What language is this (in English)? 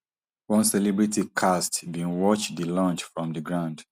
Nigerian Pidgin